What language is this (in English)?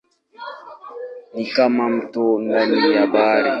Swahili